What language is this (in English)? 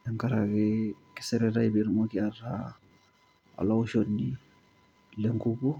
Masai